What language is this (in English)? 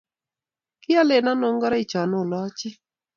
Kalenjin